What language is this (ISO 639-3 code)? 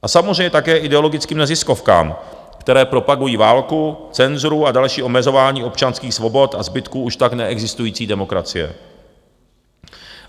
ces